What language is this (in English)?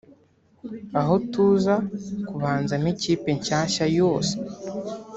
Kinyarwanda